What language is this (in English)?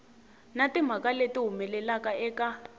Tsonga